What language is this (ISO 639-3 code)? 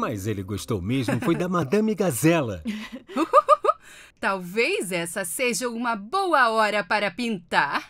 por